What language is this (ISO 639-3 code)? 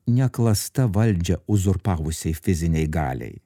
lit